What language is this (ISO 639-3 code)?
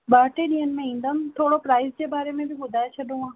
snd